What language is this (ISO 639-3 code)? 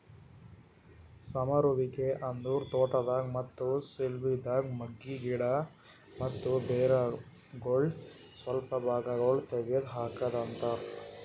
kan